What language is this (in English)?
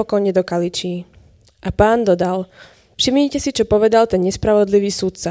Slovak